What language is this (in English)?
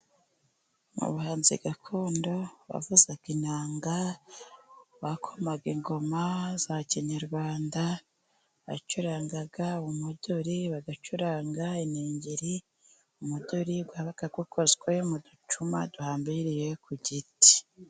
Kinyarwanda